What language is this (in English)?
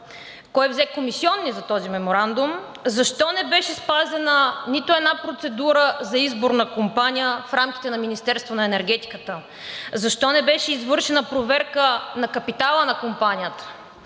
Bulgarian